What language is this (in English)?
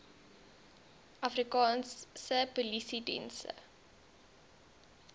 Afrikaans